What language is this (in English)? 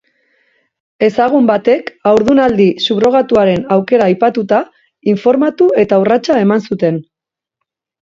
Basque